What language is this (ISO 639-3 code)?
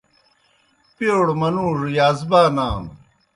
plk